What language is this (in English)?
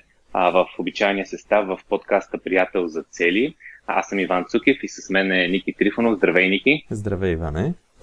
Bulgarian